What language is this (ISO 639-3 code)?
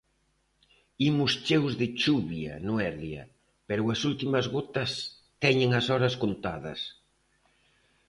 glg